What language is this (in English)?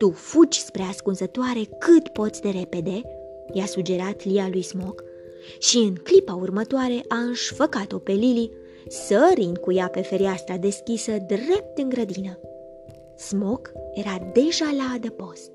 Romanian